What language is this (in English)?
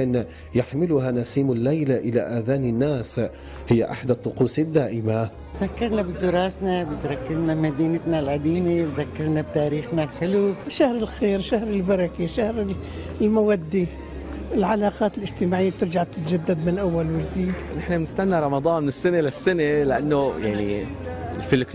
Arabic